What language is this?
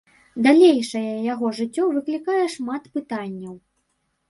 Belarusian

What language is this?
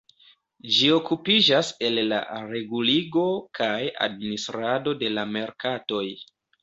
Esperanto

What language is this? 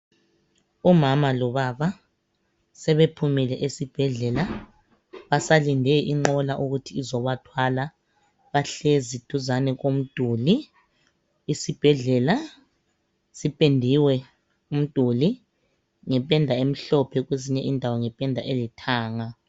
North Ndebele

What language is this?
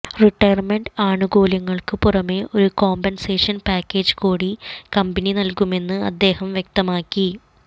Malayalam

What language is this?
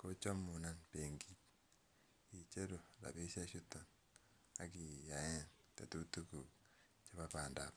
Kalenjin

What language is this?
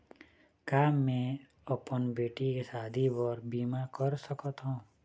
Chhattisgarhi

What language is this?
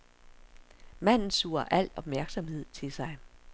Danish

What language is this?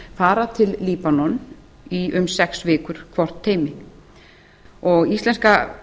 Icelandic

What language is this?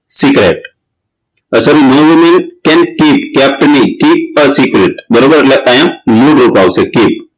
Gujarati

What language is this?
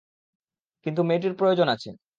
Bangla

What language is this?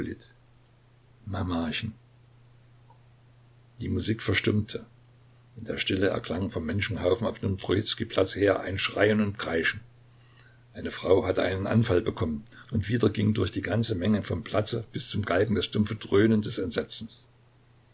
German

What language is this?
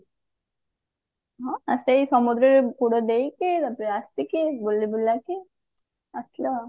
Odia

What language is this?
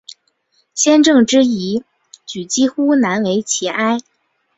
Chinese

